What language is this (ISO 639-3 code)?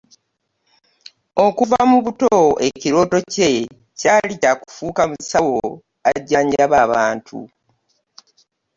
lug